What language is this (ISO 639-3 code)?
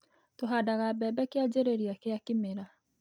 kik